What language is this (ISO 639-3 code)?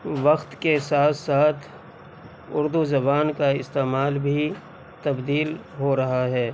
urd